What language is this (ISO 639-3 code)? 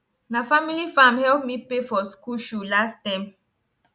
pcm